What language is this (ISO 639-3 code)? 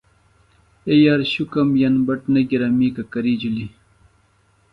phl